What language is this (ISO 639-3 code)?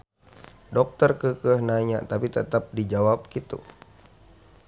sun